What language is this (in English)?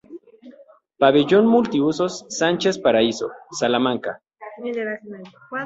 Spanish